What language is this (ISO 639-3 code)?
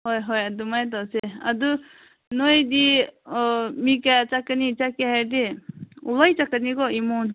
mni